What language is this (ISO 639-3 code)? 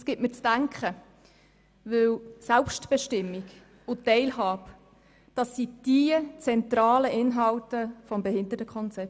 gsw